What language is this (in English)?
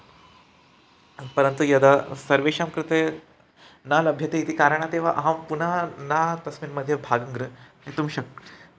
Sanskrit